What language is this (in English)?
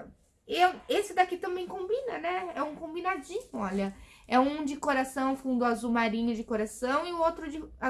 Portuguese